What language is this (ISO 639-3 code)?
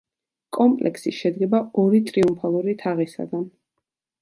kat